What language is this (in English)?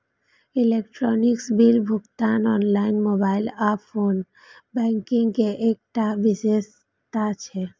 Maithili